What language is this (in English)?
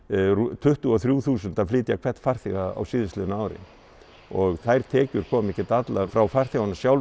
Icelandic